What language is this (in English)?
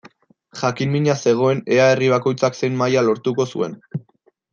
Basque